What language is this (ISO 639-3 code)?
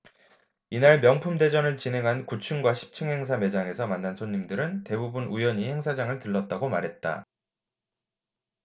kor